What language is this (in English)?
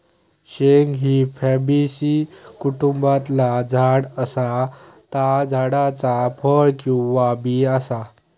Marathi